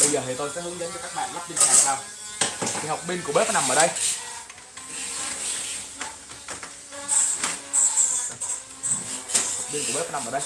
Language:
Vietnamese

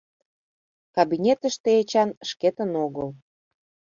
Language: Mari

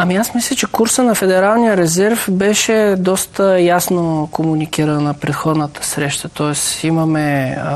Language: Bulgarian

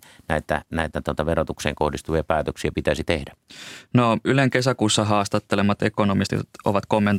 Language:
Finnish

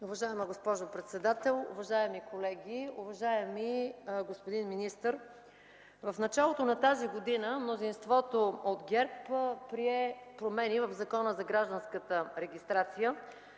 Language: Bulgarian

